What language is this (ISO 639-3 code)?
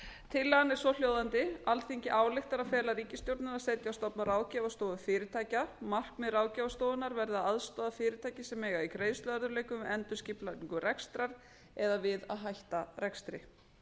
isl